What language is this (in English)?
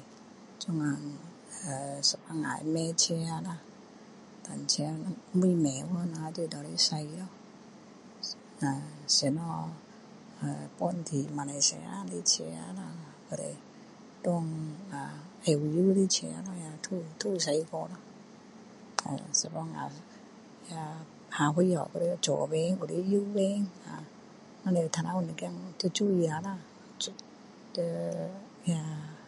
Min Dong Chinese